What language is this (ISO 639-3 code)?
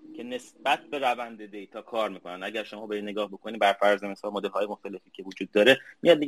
fas